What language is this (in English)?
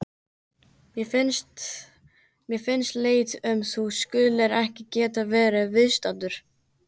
Icelandic